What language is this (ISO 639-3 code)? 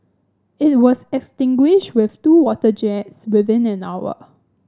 eng